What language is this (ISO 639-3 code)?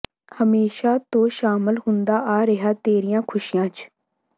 pan